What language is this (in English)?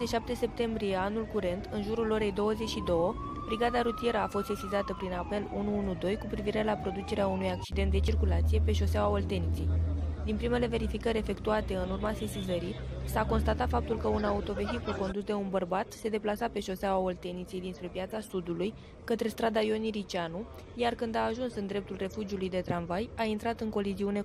Romanian